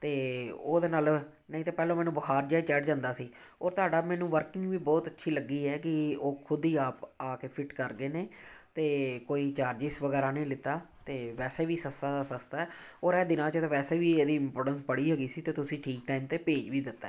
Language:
Punjabi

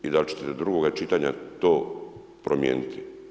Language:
Croatian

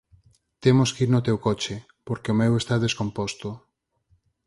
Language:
Galician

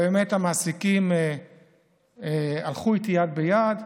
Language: Hebrew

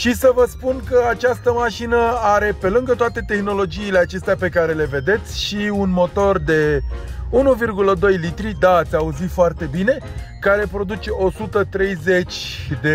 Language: Romanian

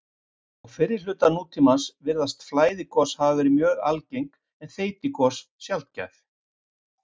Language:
Icelandic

